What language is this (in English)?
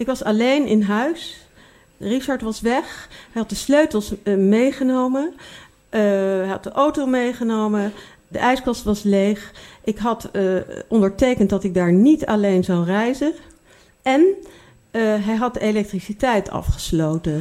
Dutch